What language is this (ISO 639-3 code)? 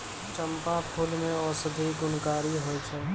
mai